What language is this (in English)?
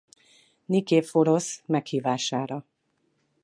Hungarian